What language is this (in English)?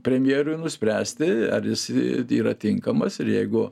Lithuanian